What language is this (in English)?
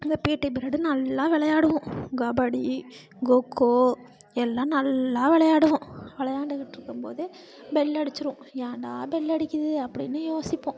Tamil